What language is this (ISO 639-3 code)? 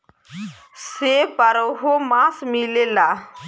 bho